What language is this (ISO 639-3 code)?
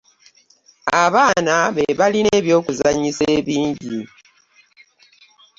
lug